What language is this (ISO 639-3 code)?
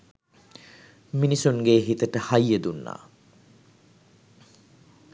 sin